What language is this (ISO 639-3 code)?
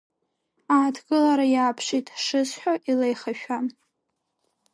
abk